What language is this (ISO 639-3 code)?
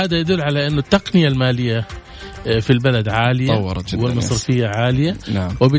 ara